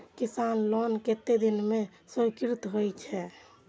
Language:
Maithili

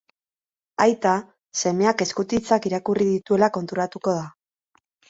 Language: Basque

